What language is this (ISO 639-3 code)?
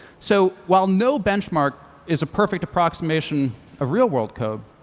eng